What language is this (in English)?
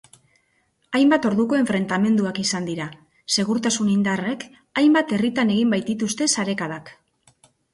Basque